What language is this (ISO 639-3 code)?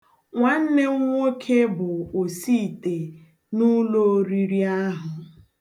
ibo